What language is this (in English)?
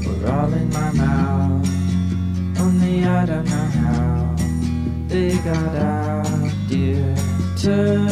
German